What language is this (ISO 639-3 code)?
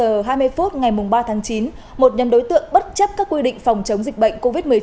vie